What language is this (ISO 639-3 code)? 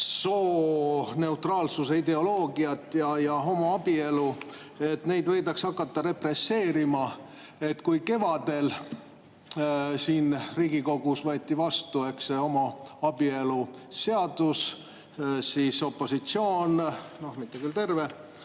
est